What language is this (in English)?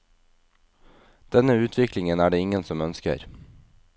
Norwegian